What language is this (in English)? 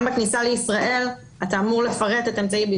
Hebrew